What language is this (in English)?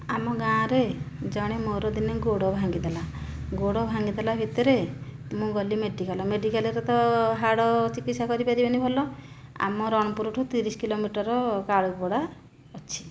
Odia